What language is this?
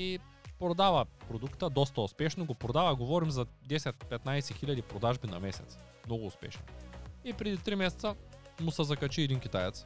Bulgarian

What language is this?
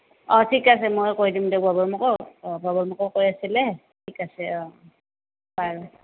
Assamese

